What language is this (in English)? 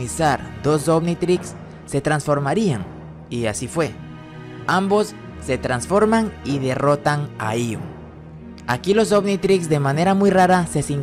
Spanish